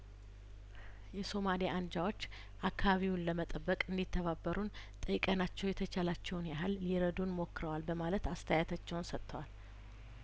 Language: Amharic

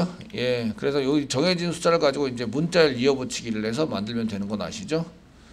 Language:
Korean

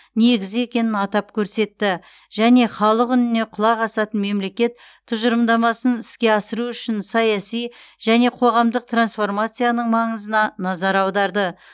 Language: Kazakh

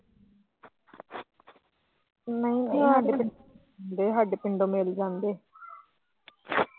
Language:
Punjabi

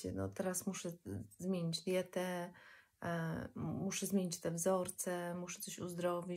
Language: Polish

